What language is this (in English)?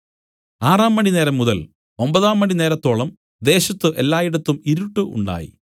Malayalam